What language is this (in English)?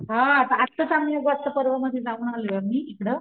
Marathi